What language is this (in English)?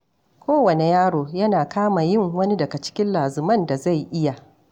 Hausa